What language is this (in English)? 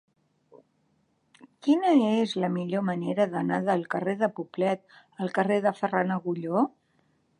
Catalan